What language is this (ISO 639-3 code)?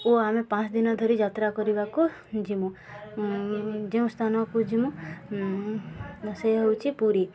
ori